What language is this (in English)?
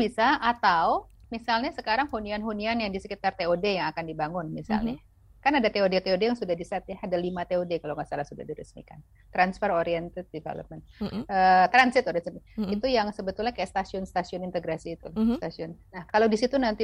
Indonesian